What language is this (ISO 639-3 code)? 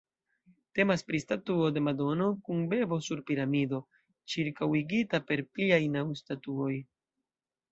epo